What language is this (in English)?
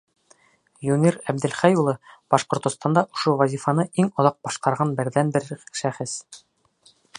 Bashkir